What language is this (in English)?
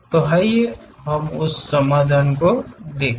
Hindi